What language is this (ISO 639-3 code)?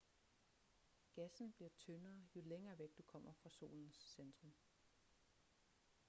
dan